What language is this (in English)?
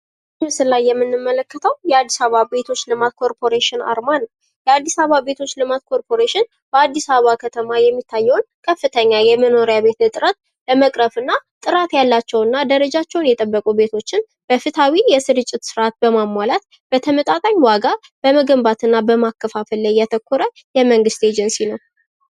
Amharic